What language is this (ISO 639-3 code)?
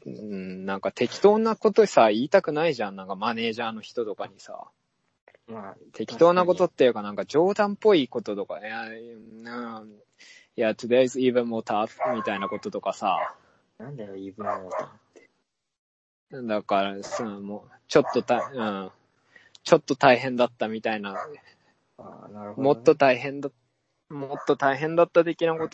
jpn